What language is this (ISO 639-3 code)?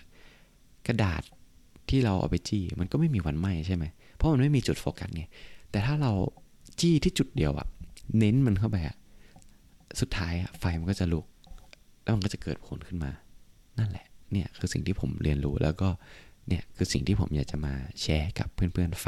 tha